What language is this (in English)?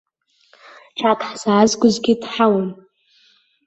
Abkhazian